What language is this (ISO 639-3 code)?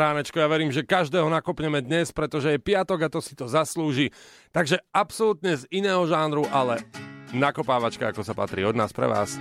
slk